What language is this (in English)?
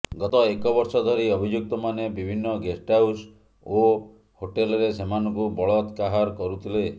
Odia